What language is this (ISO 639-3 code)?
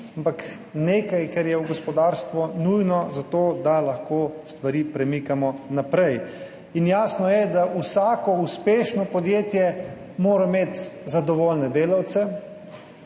slv